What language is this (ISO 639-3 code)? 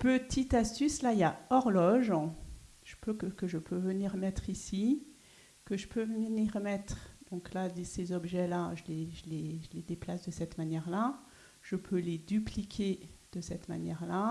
fra